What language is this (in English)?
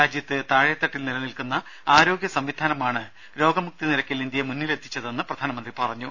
Malayalam